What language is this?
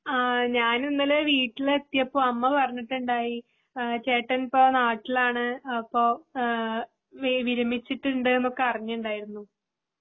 Malayalam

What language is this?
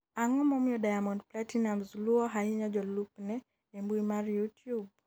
Luo (Kenya and Tanzania)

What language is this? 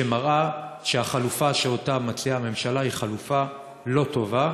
Hebrew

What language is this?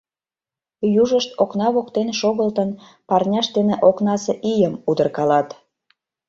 Mari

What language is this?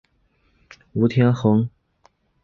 Chinese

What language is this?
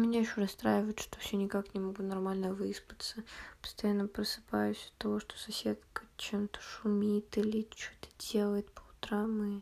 Russian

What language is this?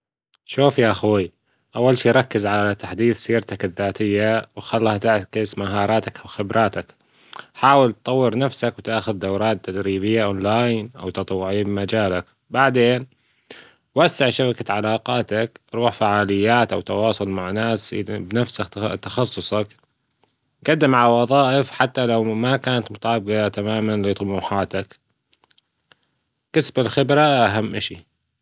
Gulf Arabic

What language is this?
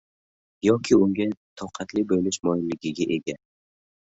Uzbek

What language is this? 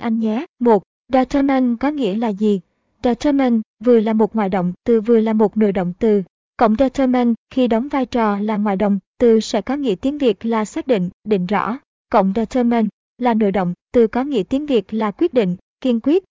Vietnamese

